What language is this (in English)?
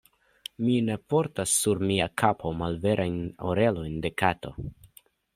Esperanto